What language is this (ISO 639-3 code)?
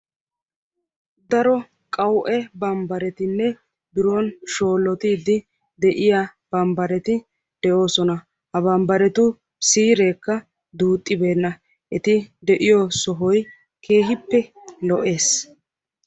wal